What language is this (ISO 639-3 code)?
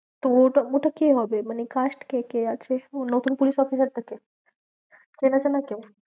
ben